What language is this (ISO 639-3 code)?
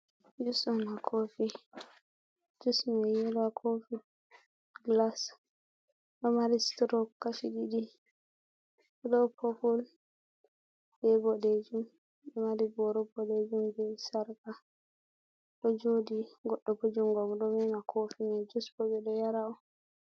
ful